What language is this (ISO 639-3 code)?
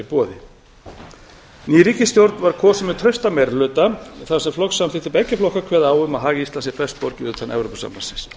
isl